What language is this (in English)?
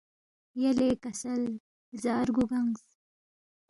Balti